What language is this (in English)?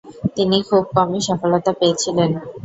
Bangla